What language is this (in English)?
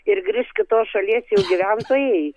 Lithuanian